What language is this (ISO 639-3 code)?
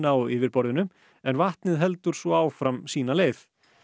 isl